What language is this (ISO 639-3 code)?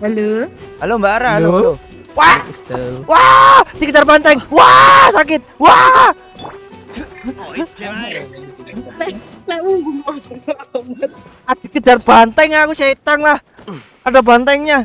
ind